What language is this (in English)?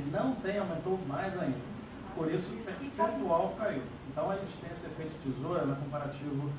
Portuguese